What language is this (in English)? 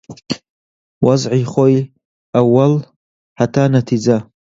Central Kurdish